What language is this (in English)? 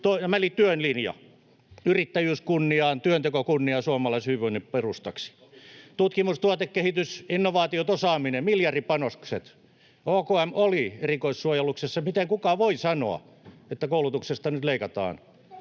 Finnish